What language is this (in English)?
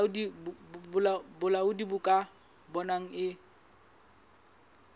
Southern Sotho